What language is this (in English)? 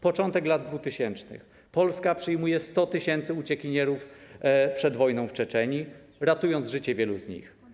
Polish